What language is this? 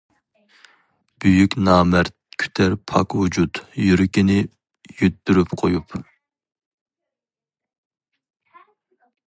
Uyghur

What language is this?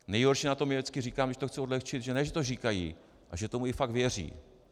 Czech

